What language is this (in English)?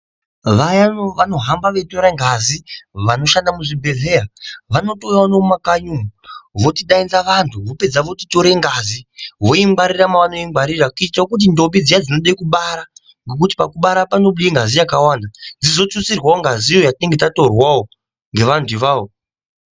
Ndau